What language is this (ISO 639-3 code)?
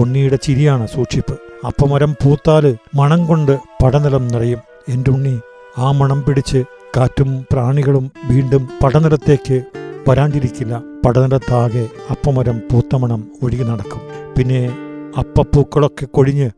mal